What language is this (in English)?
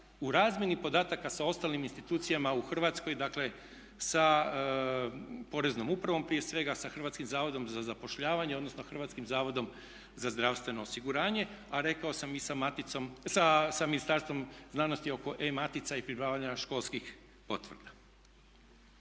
Croatian